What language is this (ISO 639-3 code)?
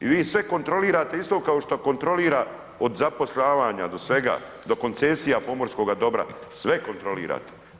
hrv